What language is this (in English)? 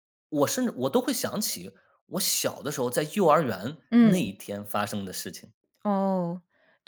Chinese